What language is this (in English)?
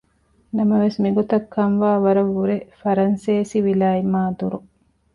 Divehi